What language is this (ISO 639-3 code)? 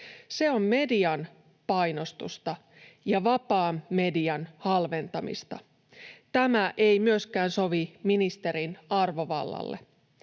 fin